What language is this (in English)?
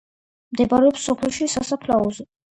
Georgian